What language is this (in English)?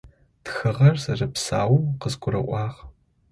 Adyghe